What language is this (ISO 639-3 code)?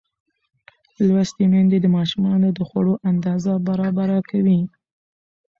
pus